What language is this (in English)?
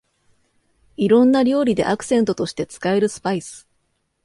Japanese